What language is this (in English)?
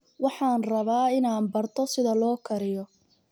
Somali